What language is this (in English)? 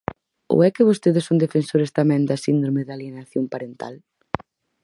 Galician